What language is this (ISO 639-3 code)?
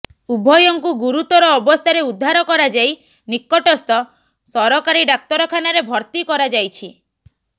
ori